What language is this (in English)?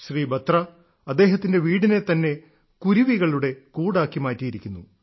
Malayalam